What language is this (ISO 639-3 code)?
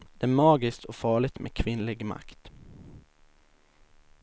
swe